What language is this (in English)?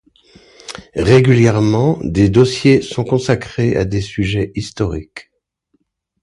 French